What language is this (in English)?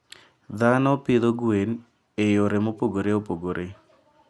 Luo (Kenya and Tanzania)